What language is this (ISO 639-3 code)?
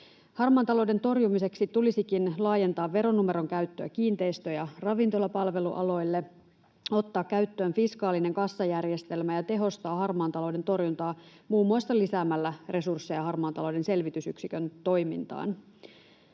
fin